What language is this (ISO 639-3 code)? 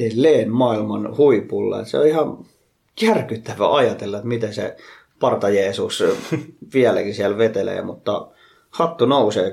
fin